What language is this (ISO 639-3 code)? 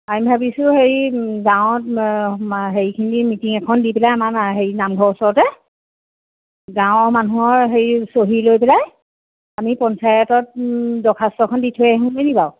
asm